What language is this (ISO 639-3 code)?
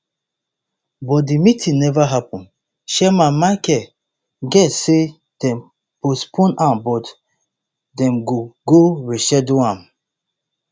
pcm